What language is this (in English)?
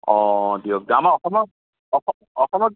Assamese